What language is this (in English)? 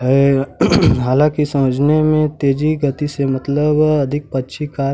Hindi